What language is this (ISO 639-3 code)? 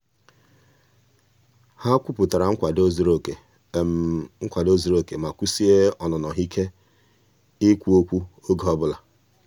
ibo